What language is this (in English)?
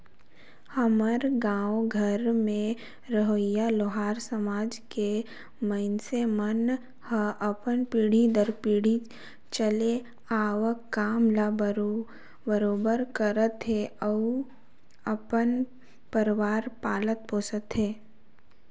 Chhattisgarhi